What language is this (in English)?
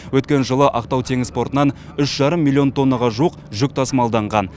Kazakh